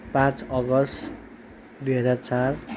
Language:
Nepali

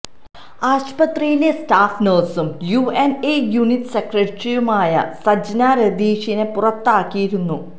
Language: Malayalam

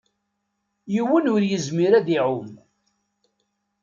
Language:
Kabyle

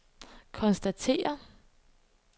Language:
Danish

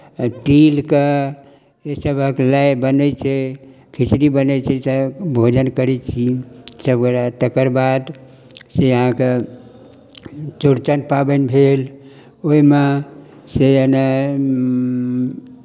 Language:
Maithili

